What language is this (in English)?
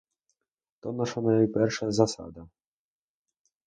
Ukrainian